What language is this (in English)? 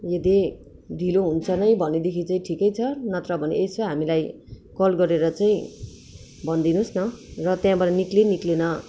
Nepali